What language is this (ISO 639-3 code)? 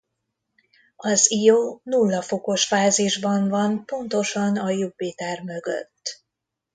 hun